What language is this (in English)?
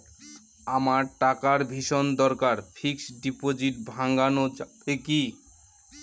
Bangla